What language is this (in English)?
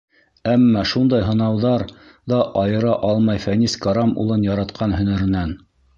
Bashkir